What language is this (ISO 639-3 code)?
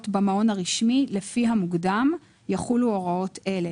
heb